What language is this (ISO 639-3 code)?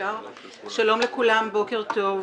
heb